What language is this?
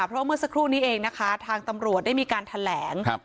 Thai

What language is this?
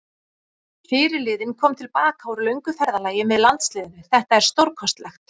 Icelandic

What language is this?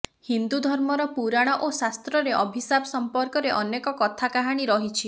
Odia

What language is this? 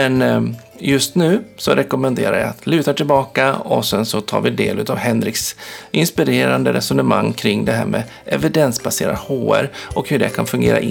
Swedish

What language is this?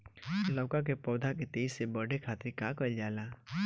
Bhojpuri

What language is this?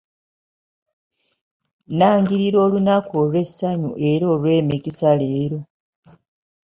Ganda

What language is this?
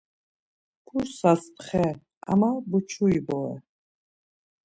Laz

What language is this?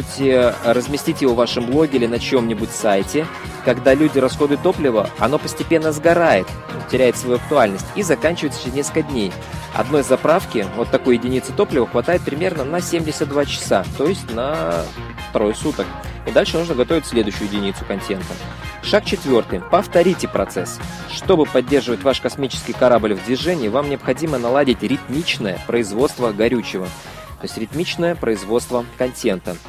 Russian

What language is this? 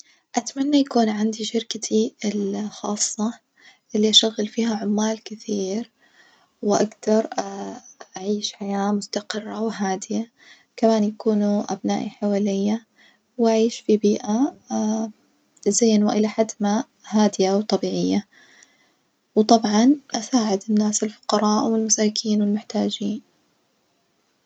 Najdi Arabic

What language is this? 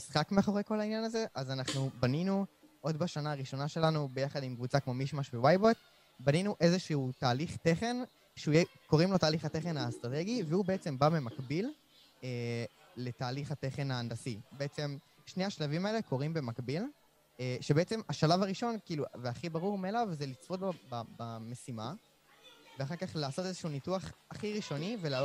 Hebrew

